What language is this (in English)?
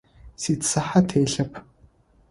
Adyghe